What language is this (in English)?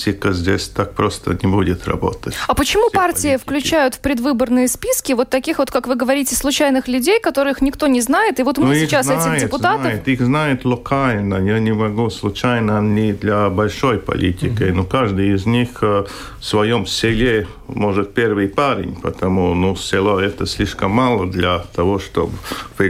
Russian